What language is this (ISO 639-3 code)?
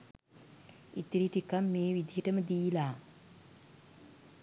sin